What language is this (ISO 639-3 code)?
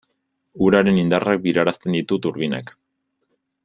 eus